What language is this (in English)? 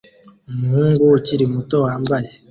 Kinyarwanda